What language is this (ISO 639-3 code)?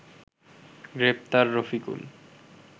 ben